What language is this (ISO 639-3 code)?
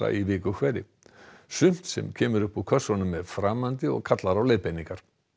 isl